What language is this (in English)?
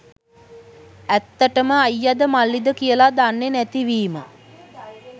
Sinhala